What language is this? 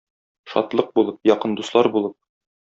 Tatar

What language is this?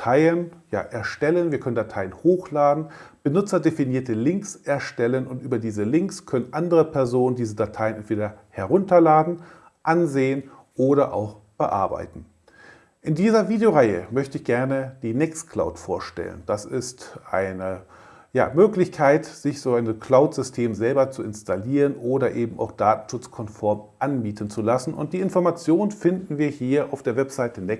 German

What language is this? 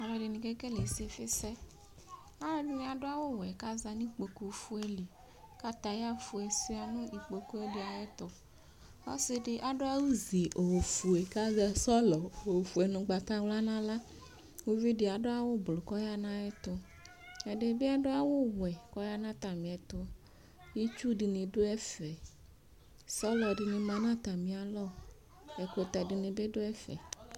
Ikposo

